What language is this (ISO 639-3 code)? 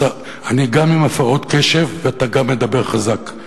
heb